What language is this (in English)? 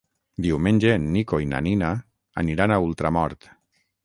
Catalan